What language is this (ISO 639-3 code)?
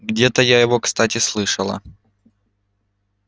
rus